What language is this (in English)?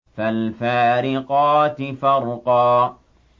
Arabic